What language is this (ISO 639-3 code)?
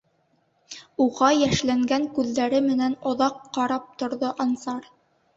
bak